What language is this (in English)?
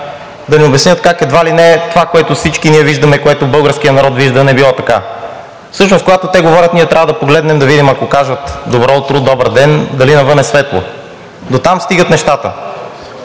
Bulgarian